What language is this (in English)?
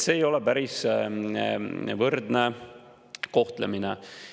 Estonian